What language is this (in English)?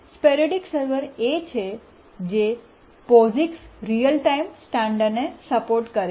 Gujarati